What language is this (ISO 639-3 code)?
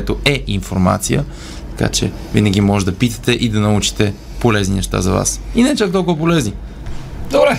bul